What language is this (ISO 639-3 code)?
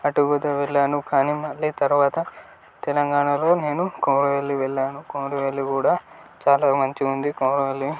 tel